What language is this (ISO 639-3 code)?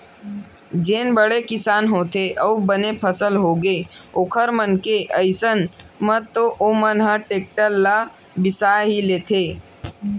hne